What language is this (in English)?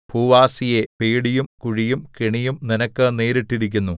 Malayalam